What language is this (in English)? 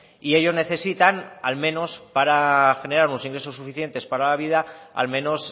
Spanish